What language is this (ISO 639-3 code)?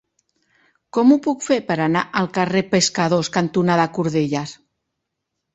cat